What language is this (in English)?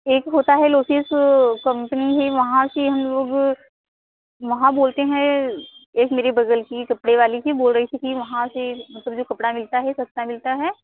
Hindi